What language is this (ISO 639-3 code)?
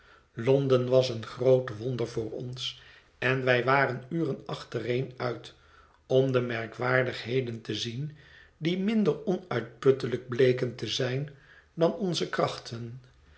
nld